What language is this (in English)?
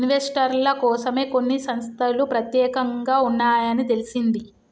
Telugu